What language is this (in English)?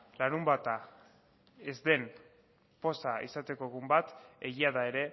Basque